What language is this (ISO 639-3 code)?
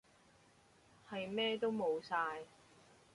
yue